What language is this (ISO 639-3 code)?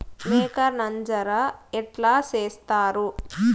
tel